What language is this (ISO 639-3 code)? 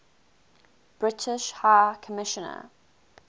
eng